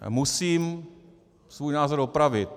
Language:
Czech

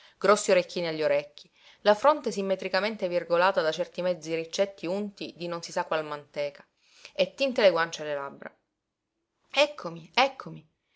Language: Italian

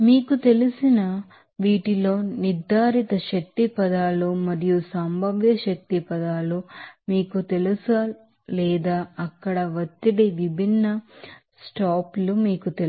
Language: Telugu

